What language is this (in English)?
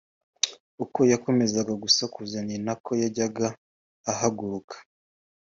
Kinyarwanda